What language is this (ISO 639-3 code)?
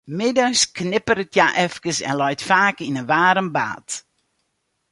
fry